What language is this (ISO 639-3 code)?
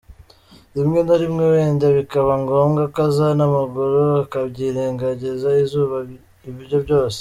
kin